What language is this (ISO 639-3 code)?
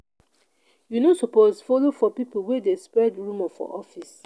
pcm